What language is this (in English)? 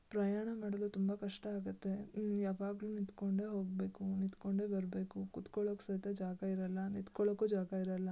Kannada